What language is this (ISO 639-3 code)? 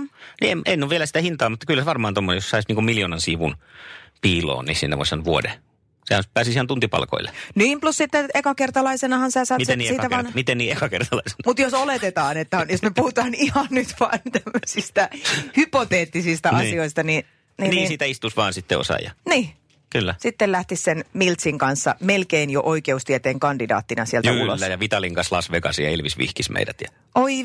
fin